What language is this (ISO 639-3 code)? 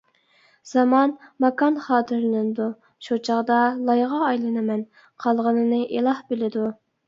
uig